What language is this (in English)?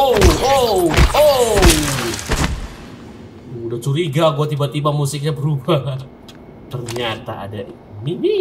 Indonesian